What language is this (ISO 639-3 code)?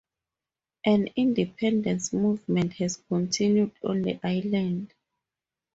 eng